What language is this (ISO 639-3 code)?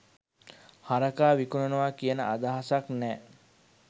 sin